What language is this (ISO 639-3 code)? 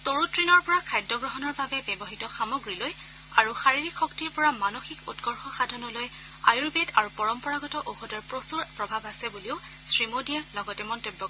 asm